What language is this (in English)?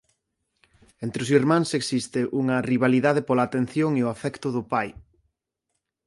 Galician